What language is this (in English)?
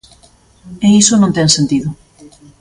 Galician